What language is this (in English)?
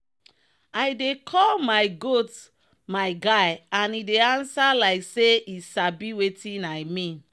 Nigerian Pidgin